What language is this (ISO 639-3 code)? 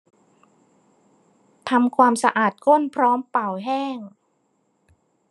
tha